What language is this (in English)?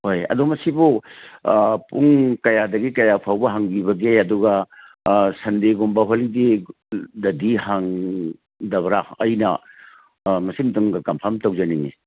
Manipuri